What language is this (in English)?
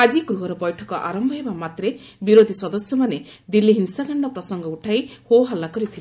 Odia